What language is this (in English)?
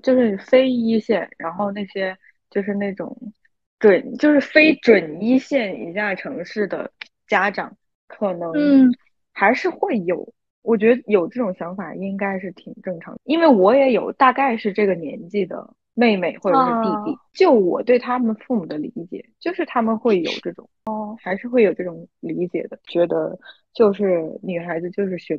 Chinese